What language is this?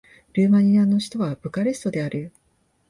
Japanese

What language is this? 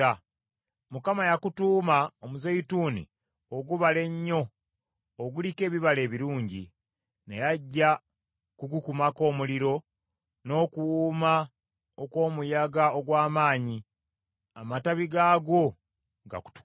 Ganda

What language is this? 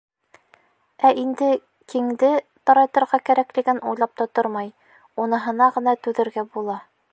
Bashkir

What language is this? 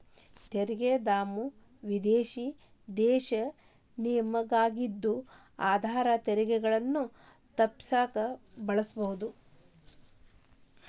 Kannada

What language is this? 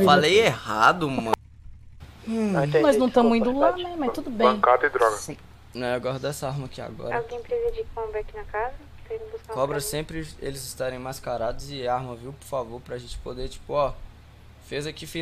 Portuguese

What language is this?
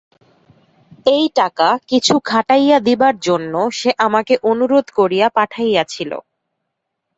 Bangla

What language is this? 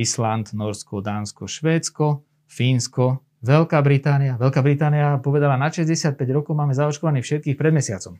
Slovak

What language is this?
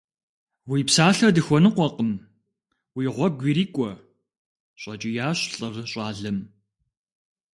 Kabardian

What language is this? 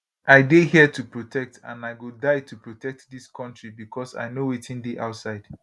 Nigerian Pidgin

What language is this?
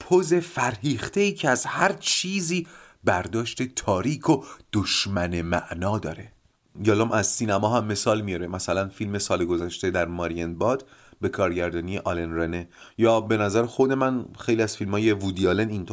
Persian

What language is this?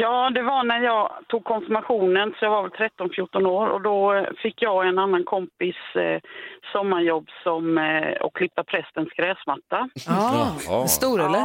Swedish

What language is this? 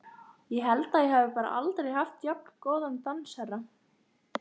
Icelandic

